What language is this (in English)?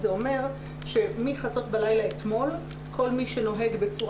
Hebrew